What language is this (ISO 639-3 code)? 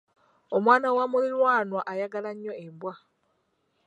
lug